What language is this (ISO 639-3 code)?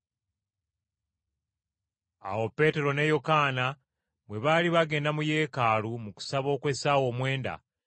lug